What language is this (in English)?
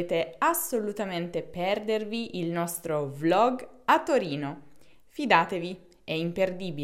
Italian